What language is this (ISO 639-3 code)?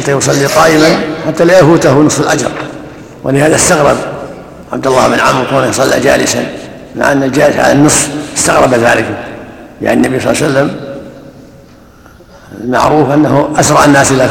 ara